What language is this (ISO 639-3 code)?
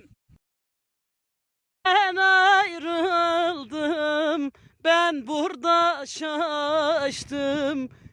tur